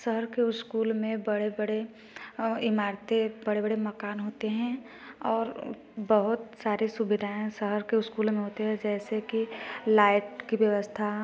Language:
Hindi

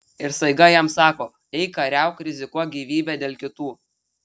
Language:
Lithuanian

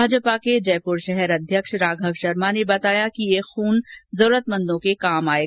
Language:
Hindi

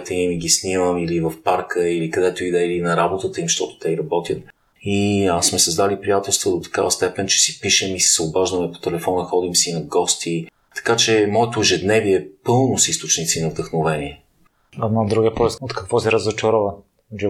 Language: Bulgarian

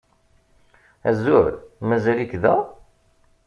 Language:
Kabyle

